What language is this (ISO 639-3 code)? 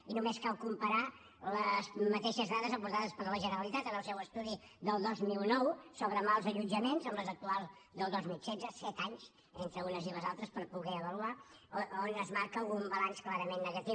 cat